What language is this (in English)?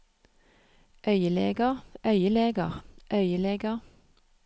Norwegian